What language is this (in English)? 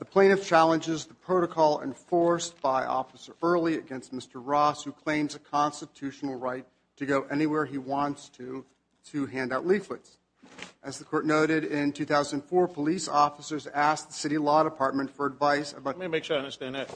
English